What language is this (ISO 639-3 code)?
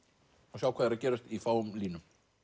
isl